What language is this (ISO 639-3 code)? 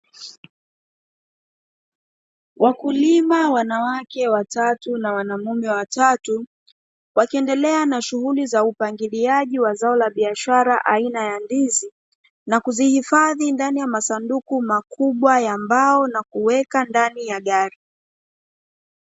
swa